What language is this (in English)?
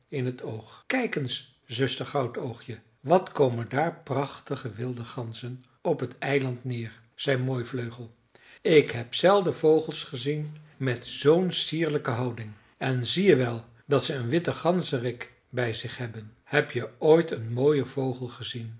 Dutch